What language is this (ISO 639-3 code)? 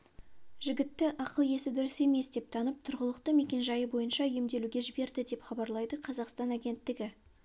kaz